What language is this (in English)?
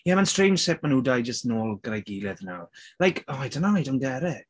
Welsh